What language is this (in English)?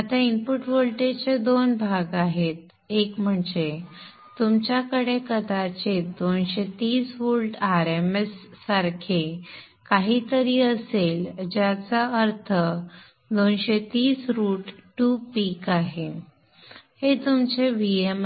Marathi